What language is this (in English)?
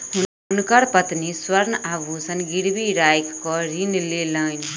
Maithili